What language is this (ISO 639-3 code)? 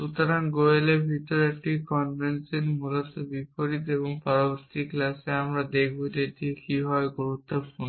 ben